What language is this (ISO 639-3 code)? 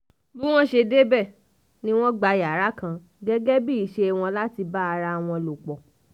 yor